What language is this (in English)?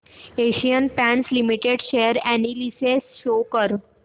Marathi